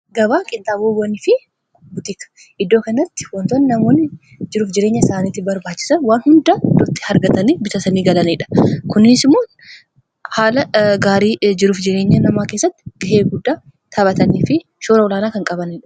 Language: Oromo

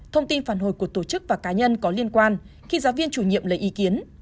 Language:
Vietnamese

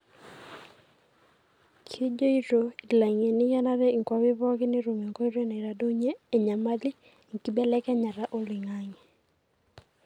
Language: Masai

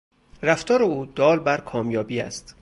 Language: Persian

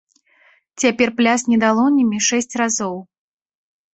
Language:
Belarusian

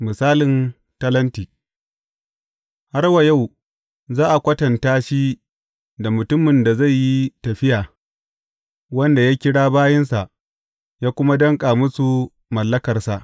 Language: Hausa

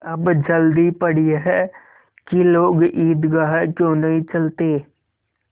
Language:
Hindi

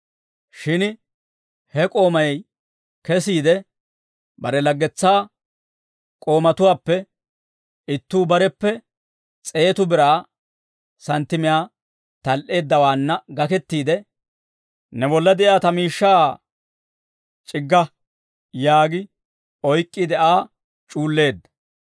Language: Dawro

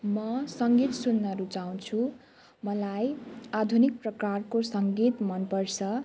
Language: Nepali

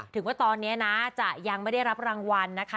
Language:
Thai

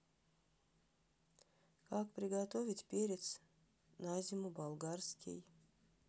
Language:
Russian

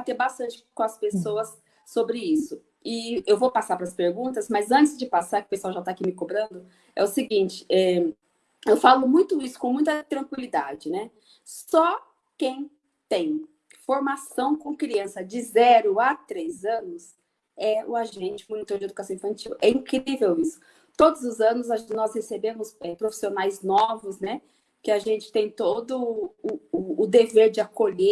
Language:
Portuguese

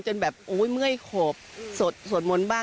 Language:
Thai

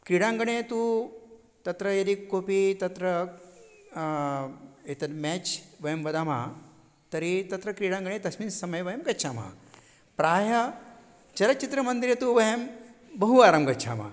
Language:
Sanskrit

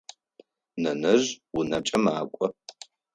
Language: Adyghe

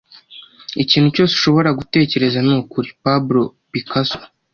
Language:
Kinyarwanda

